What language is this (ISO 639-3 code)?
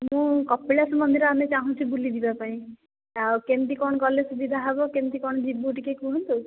ori